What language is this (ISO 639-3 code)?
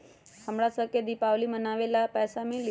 mag